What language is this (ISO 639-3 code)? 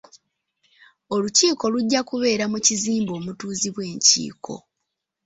lug